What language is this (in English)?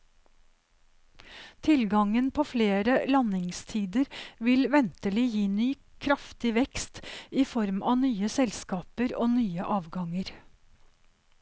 Norwegian